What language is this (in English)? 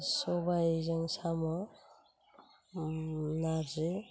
Bodo